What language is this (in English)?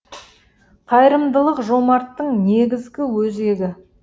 Kazakh